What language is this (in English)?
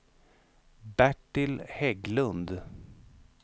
Swedish